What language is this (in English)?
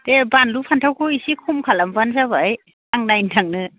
Bodo